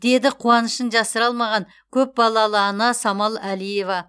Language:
Kazakh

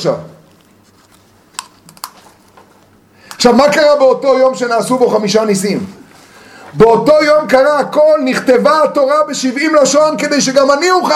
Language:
Hebrew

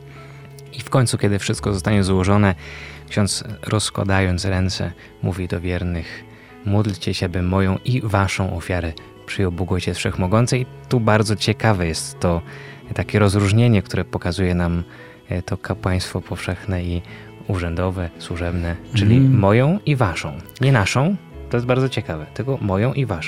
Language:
Polish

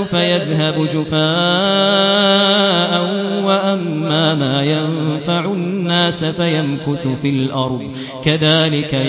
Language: Arabic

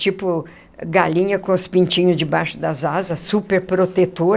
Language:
Portuguese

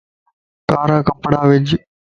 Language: Lasi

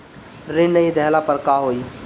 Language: Bhojpuri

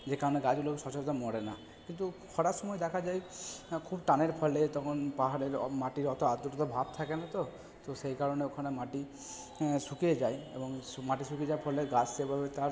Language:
Bangla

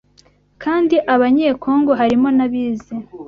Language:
Kinyarwanda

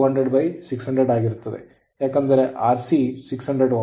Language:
Kannada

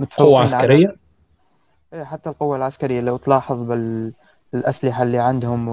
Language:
Arabic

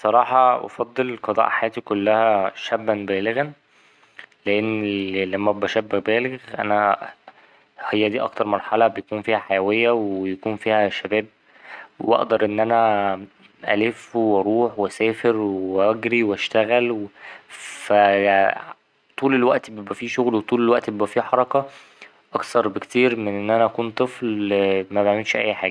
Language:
Egyptian Arabic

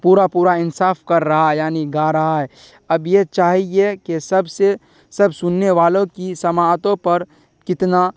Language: Urdu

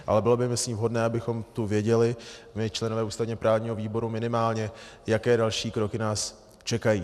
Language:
Czech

